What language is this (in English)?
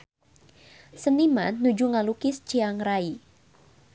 Sundanese